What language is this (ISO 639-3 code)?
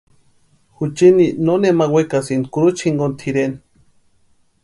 pua